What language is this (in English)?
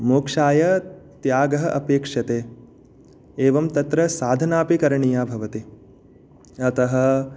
Sanskrit